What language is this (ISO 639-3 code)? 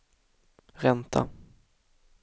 swe